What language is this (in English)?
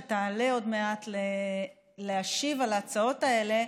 Hebrew